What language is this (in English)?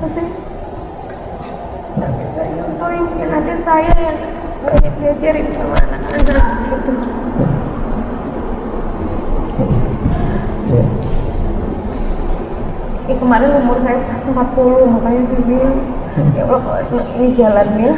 Indonesian